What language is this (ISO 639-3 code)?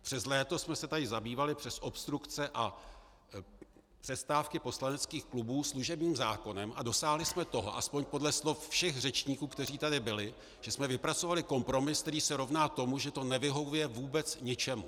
ces